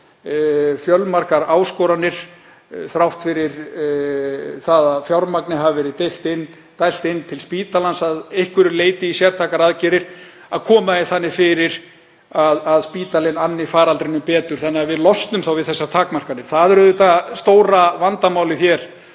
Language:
Icelandic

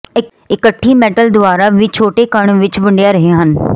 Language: Punjabi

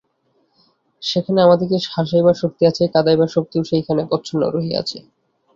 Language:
Bangla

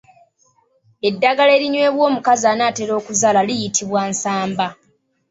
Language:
Ganda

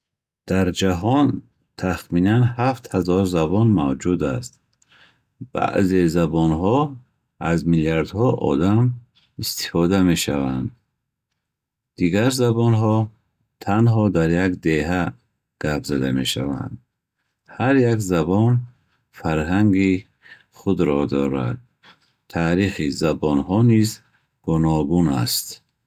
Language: Bukharic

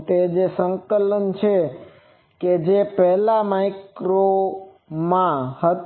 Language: Gujarati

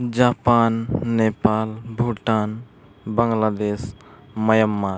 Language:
Santali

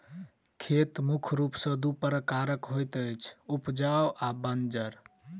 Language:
Maithili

